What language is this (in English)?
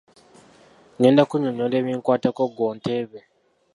Ganda